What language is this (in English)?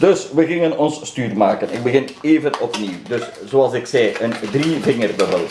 Dutch